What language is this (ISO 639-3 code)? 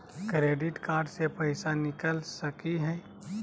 mag